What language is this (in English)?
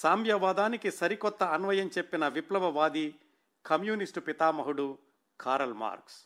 Telugu